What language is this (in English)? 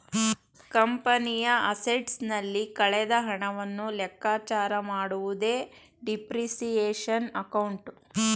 Kannada